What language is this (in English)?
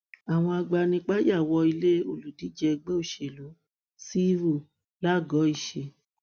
Yoruba